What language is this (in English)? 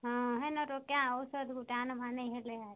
Odia